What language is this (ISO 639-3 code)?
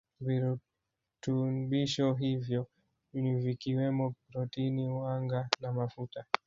swa